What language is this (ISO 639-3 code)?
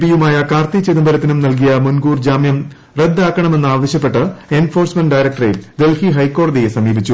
mal